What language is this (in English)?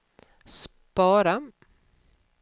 Swedish